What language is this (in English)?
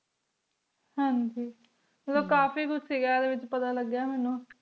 Punjabi